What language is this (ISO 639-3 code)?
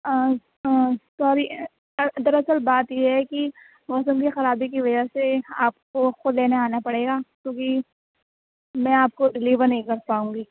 urd